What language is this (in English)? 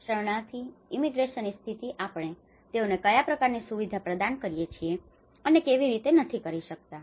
Gujarati